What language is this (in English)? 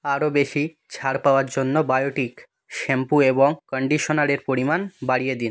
Bangla